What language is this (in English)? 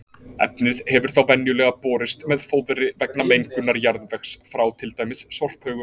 Icelandic